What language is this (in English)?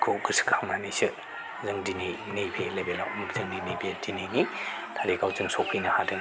Bodo